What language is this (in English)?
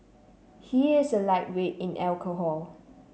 English